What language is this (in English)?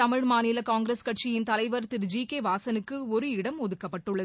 Tamil